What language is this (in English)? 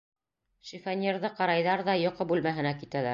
Bashkir